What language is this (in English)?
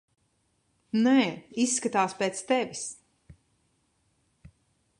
Latvian